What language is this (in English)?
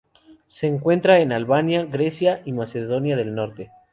Spanish